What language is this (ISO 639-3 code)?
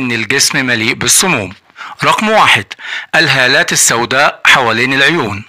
ara